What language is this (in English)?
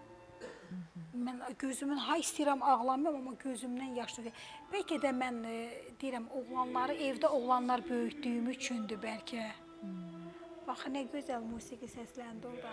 Turkish